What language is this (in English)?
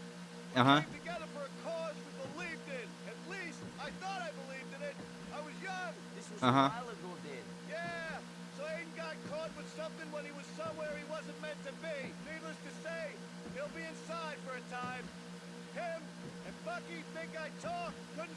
Turkish